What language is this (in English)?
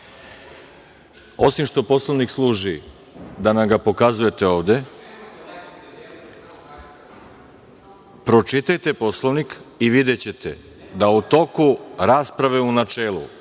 Serbian